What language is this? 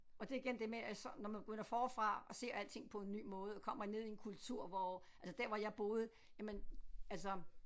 Danish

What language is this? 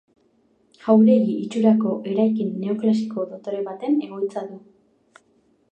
Basque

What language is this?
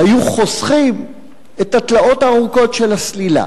Hebrew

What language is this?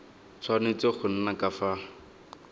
Tswana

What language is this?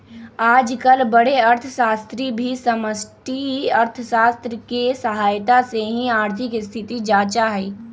Magahi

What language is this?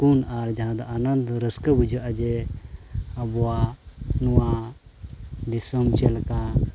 Santali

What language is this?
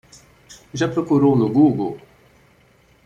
Portuguese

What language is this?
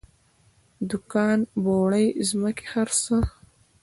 Pashto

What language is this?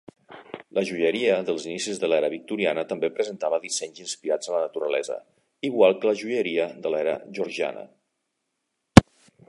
Catalan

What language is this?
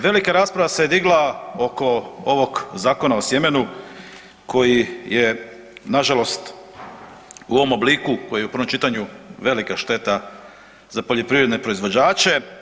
Croatian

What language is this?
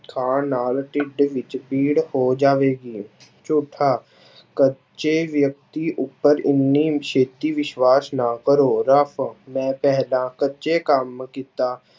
Punjabi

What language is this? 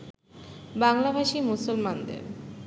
Bangla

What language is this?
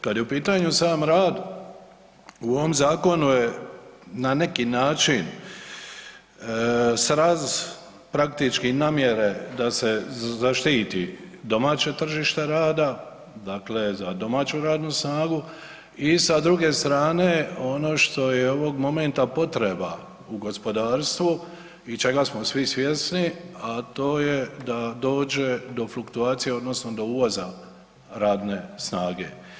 Croatian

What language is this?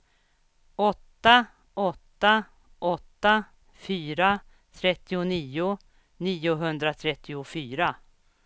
Swedish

